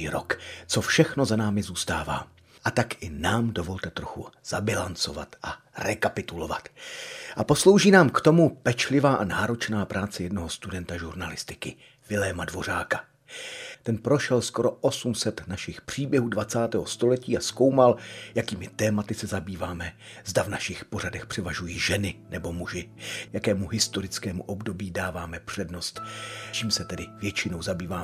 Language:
Czech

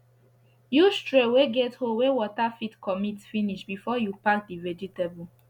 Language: Nigerian Pidgin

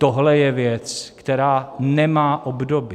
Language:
Czech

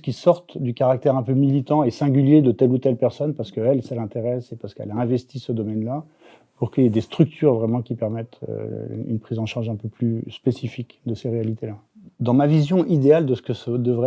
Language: French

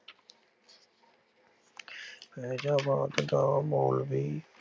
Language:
Punjabi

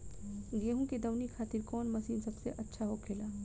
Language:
Bhojpuri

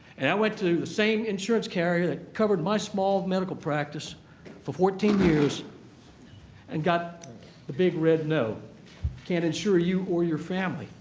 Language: English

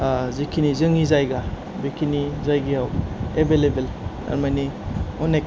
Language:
Bodo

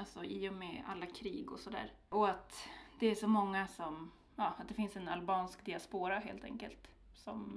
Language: Swedish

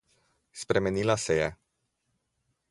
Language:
Slovenian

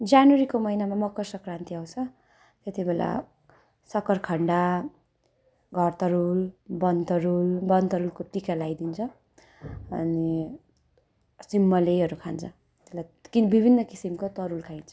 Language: Nepali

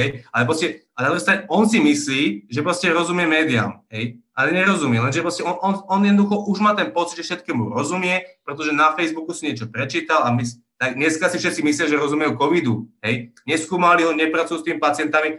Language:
Slovak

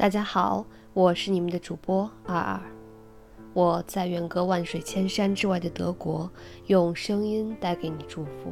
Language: Chinese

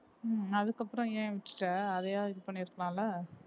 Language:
Tamil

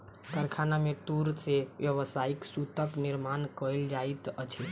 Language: Maithili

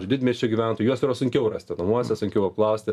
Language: Lithuanian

